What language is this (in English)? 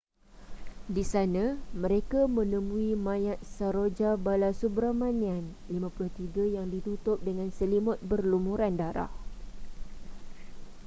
Malay